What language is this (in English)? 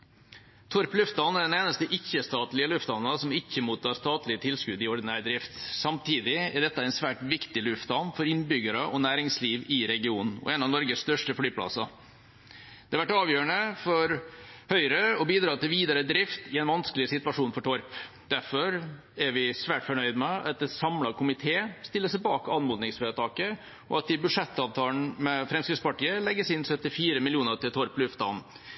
Norwegian Bokmål